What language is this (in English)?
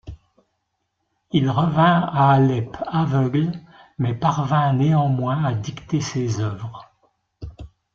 French